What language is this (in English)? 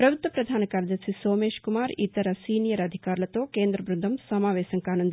Telugu